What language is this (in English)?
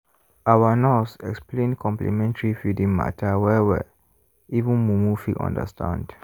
Nigerian Pidgin